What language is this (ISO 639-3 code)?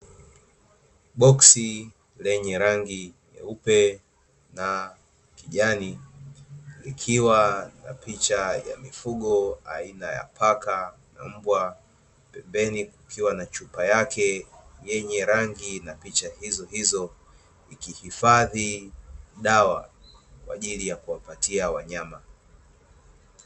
swa